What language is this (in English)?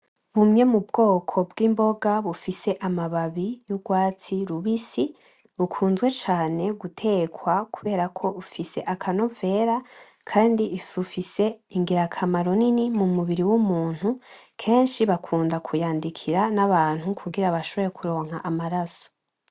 Rundi